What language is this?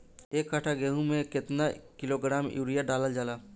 Bhojpuri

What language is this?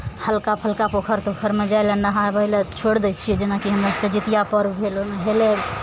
Maithili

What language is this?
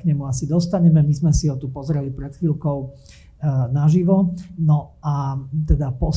Slovak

